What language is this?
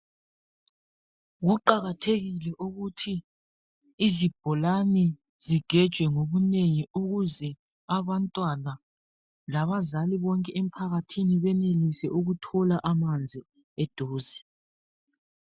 North Ndebele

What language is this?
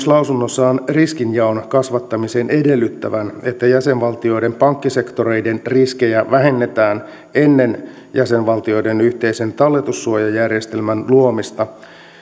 Finnish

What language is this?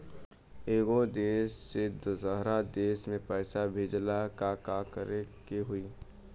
Bhojpuri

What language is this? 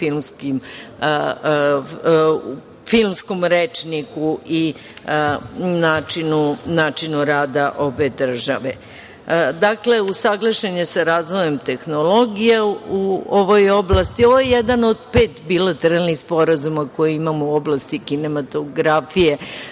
Serbian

